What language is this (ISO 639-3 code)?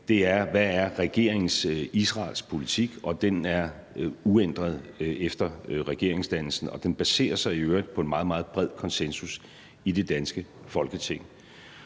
dan